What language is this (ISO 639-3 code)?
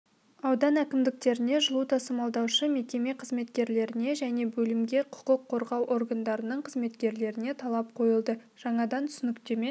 kaz